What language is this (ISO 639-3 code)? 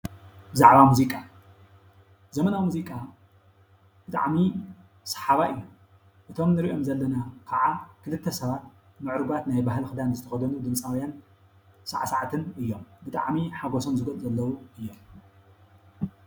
tir